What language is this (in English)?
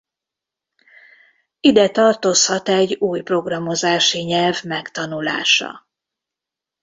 Hungarian